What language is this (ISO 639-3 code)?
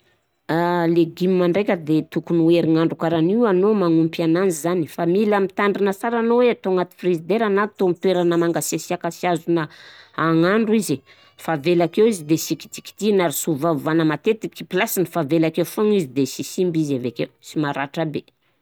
bzc